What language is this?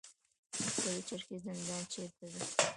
Pashto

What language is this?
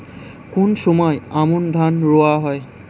Bangla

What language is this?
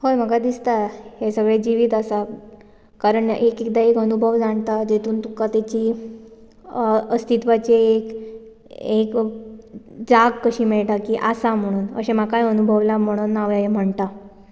Konkani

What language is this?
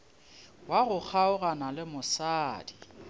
Northern Sotho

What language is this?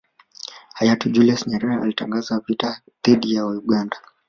Swahili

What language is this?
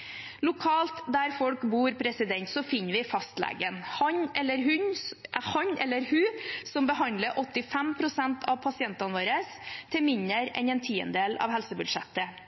Norwegian Bokmål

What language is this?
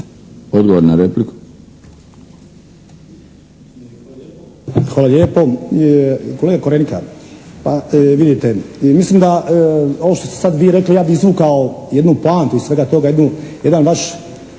Croatian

